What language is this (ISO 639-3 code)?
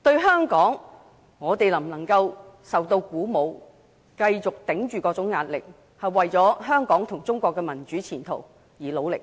yue